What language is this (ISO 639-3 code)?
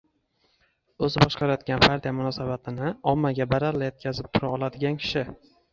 uzb